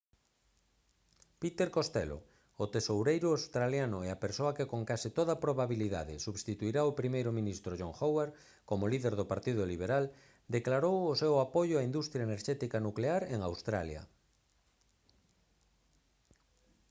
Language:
Galician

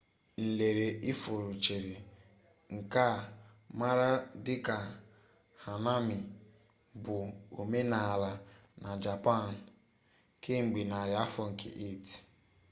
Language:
Igbo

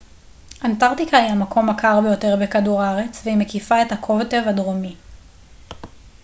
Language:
Hebrew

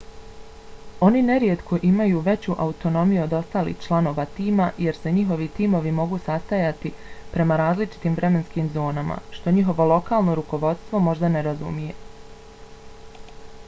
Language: Bosnian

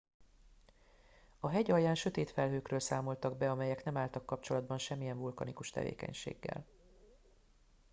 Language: Hungarian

